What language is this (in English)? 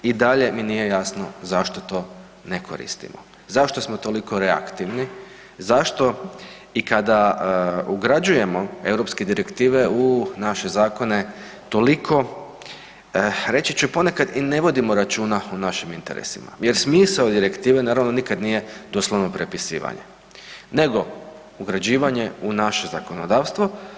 Croatian